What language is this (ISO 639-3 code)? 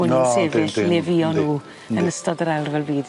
cym